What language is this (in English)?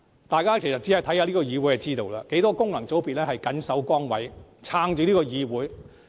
Cantonese